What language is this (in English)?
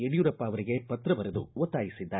Kannada